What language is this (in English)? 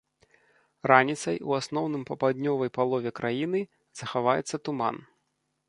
Belarusian